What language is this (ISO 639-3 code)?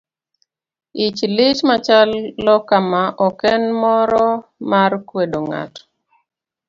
luo